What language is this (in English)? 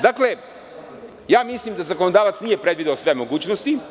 Serbian